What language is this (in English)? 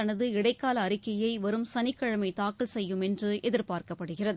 Tamil